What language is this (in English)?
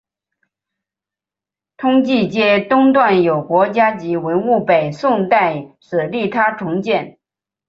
Chinese